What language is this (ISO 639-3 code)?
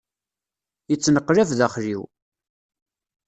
kab